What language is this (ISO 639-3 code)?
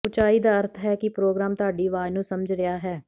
pan